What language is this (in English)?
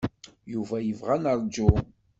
Kabyle